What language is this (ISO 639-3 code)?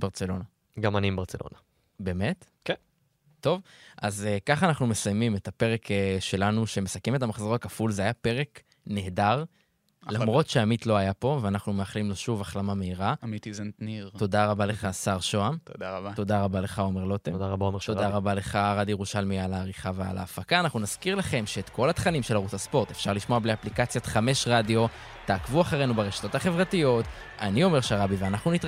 heb